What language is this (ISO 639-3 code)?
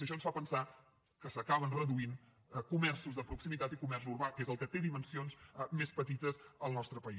cat